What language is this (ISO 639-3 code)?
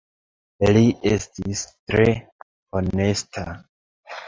epo